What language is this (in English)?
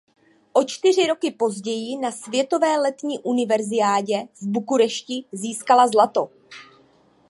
Czech